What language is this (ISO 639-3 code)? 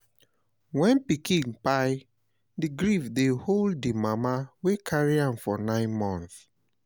pcm